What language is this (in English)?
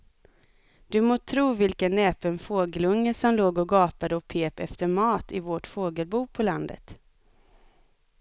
Swedish